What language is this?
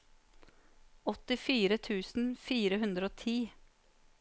Norwegian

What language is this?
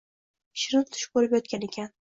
Uzbek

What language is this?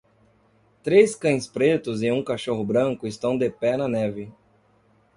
Portuguese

